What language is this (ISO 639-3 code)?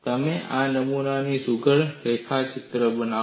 guj